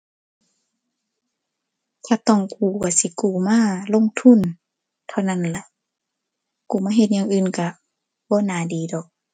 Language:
Thai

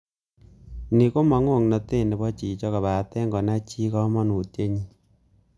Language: Kalenjin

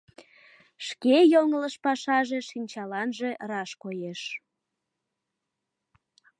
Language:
Mari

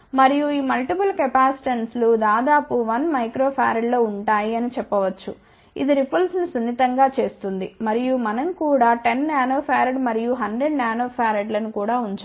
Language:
Telugu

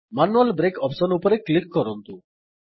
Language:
Odia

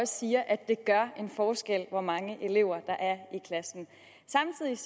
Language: Danish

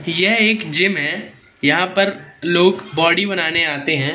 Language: Hindi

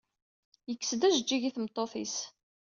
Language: Kabyle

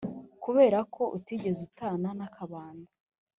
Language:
Kinyarwanda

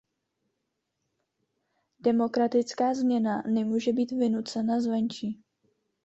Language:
Czech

